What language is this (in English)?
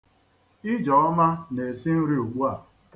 Igbo